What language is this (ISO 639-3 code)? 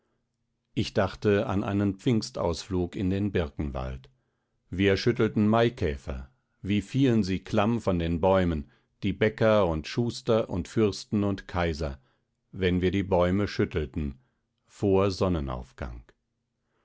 deu